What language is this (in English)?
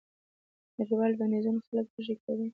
Pashto